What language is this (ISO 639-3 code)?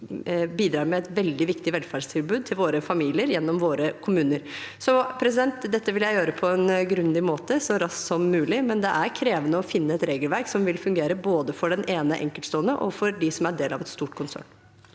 nor